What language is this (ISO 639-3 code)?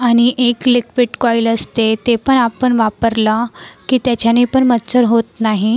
mar